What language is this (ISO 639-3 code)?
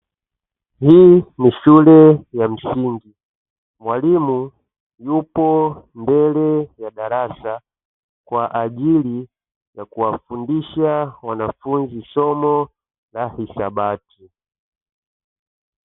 swa